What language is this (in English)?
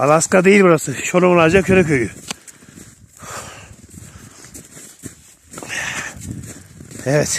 Turkish